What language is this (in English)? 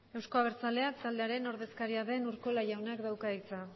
Basque